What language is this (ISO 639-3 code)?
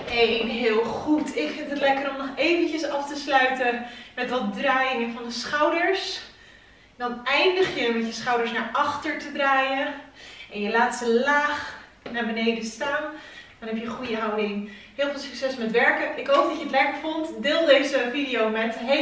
nld